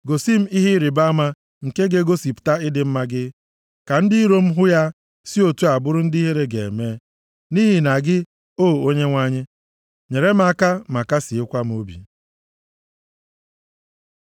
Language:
Igbo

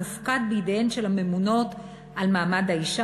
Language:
Hebrew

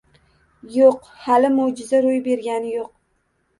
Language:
Uzbek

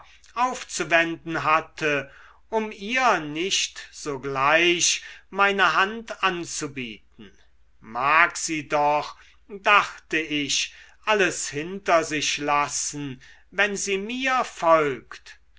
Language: German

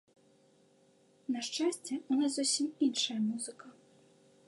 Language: Belarusian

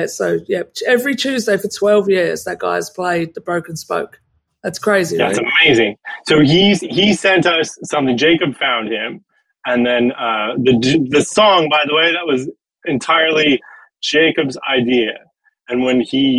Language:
English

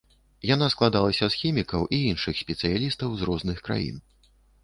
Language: Belarusian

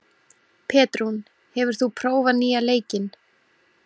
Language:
Icelandic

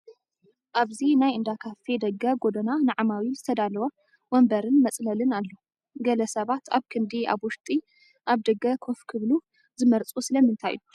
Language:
Tigrinya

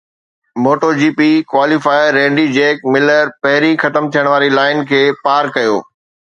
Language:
Sindhi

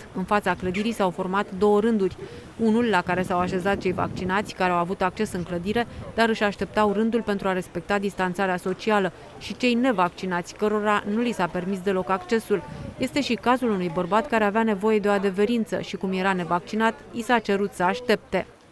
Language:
Romanian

